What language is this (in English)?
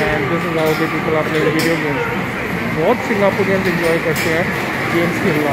Hindi